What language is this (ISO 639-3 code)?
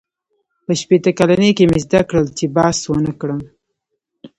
pus